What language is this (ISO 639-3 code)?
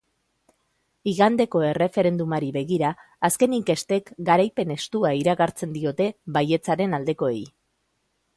eus